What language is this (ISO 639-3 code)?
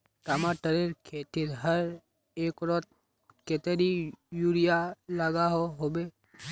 mag